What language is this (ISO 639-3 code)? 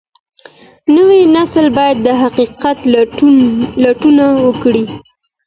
pus